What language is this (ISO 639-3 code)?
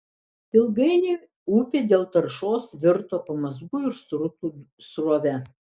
lit